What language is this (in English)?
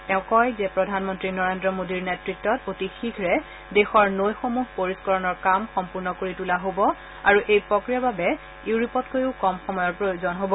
Assamese